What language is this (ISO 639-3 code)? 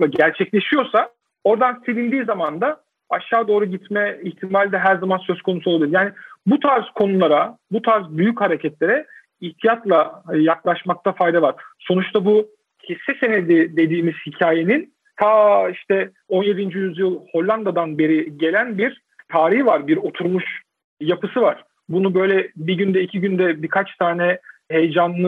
tur